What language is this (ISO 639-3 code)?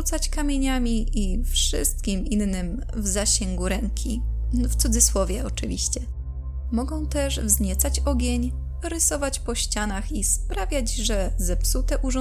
pol